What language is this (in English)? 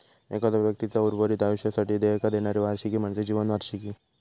Marathi